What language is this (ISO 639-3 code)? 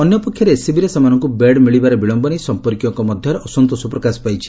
ori